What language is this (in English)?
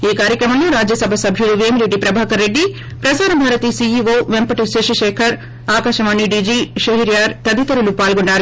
Telugu